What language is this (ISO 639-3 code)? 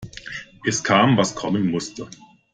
deu